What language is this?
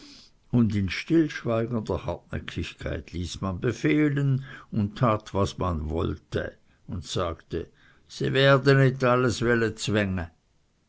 German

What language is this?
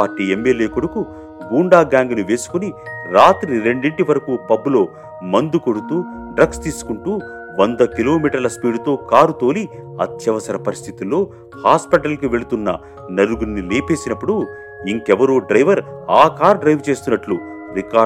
Telugu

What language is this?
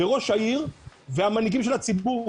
Hebrew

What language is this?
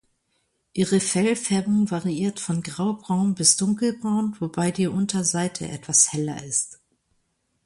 German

